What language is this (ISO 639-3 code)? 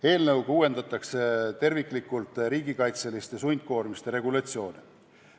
est